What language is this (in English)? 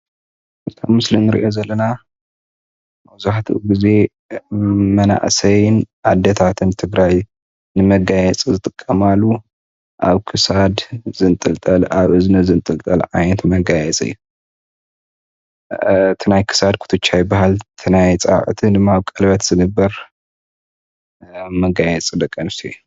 Tigrinya